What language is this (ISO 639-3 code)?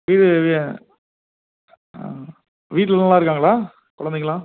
tam